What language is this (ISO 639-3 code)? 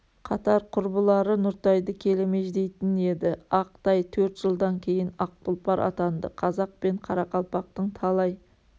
kaz